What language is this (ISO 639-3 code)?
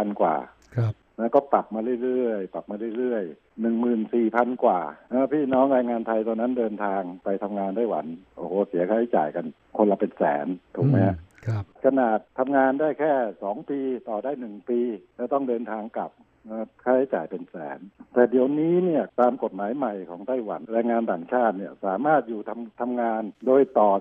tha